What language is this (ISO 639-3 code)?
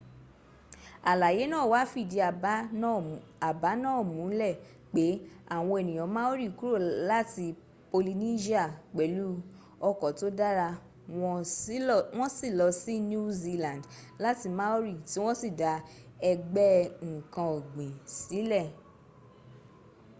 yor